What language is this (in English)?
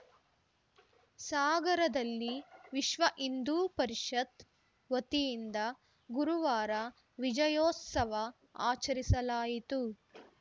Kannada